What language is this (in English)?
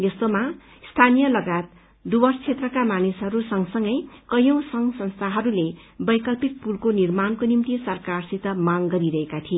Nepali